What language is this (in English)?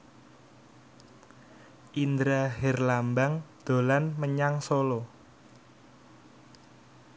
Javanese